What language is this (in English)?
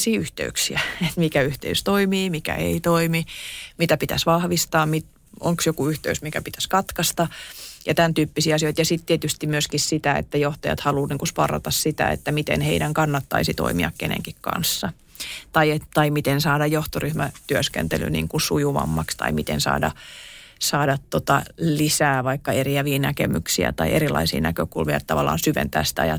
Finnish